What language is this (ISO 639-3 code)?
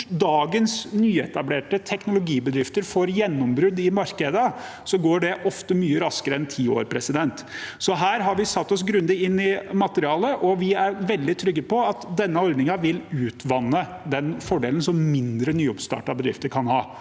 nor